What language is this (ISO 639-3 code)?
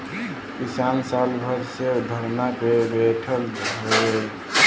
bho